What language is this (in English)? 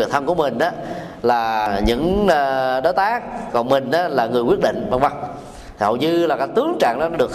Vietnamese